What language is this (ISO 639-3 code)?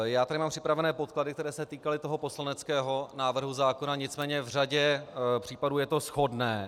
ces